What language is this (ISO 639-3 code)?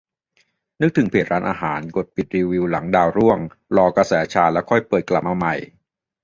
tha